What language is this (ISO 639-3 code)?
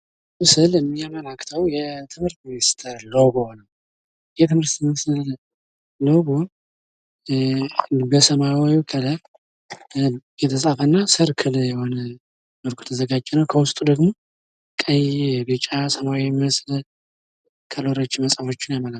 amh